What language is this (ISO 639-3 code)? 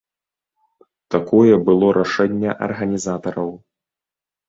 bel